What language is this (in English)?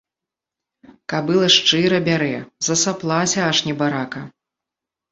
Belarusian